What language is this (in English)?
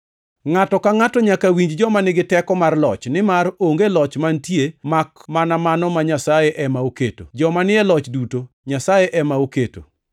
Luo (Kenya and Tanzania)